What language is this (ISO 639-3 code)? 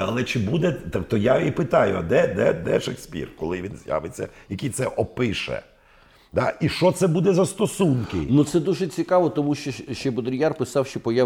ukr